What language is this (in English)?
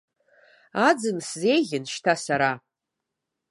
Abkhazian